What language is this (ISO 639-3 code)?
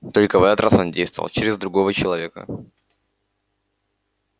rus